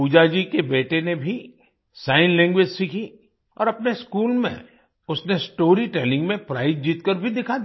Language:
Hindi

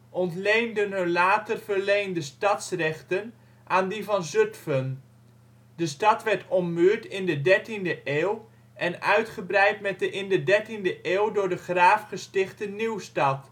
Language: Dutch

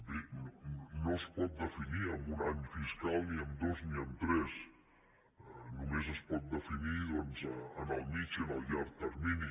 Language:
Catalan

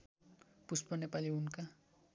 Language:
Nepali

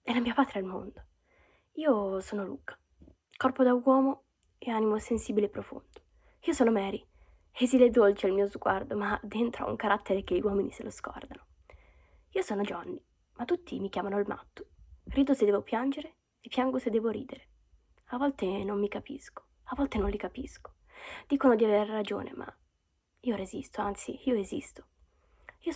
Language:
Italian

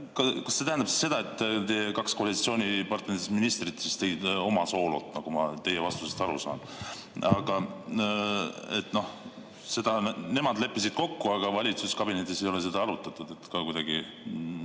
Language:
Estonian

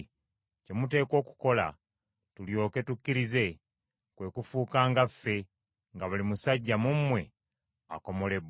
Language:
Ganda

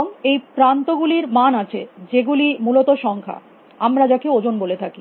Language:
Bangla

